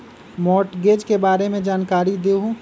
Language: Magahi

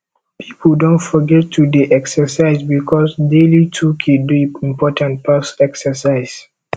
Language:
Nigerian Pidgin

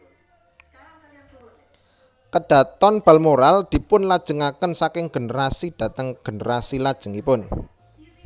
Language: Javanese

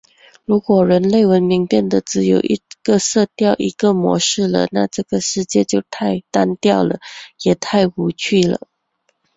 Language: Chinese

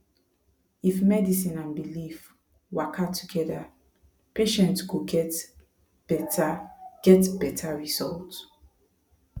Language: Nigerian Pidgin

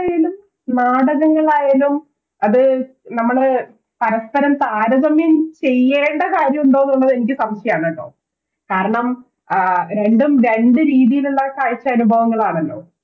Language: Malayalam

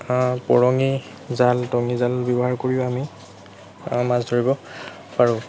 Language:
Assamese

